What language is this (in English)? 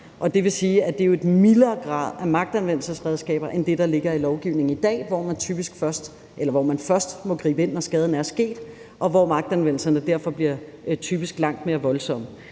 Danish